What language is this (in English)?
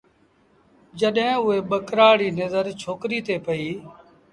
Sindhi Bhil